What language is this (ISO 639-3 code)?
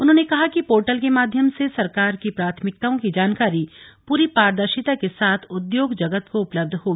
hin